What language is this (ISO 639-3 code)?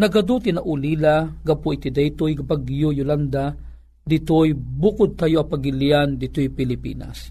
fil